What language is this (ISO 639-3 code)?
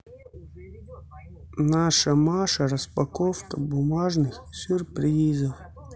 rus